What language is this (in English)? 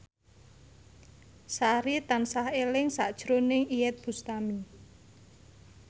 Javanese